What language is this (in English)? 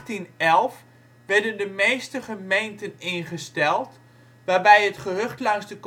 Dutch